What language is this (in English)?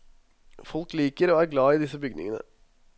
Norwegian